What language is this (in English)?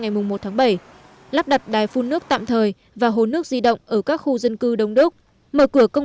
Vietnamese